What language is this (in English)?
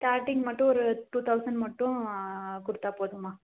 Tamil